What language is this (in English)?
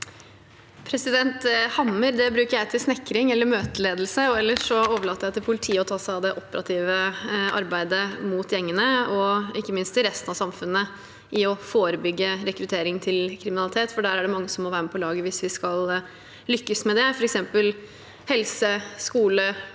Norwegian